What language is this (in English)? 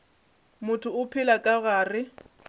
Northern Sotho